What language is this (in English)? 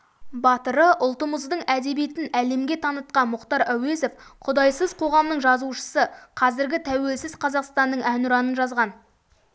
Kazakh